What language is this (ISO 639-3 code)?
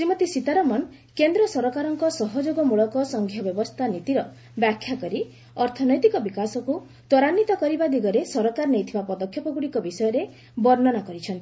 ori